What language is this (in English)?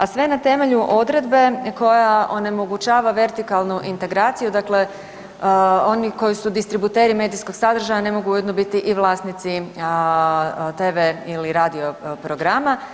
Croatian